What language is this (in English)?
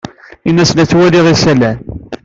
Kabyle